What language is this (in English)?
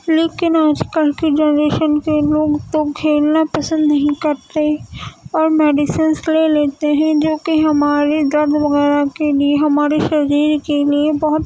Urdu